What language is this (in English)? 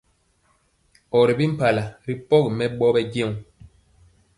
Mpiemo